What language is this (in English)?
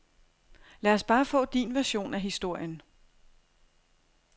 Danish